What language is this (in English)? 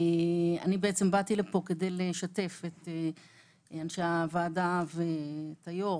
Hebrew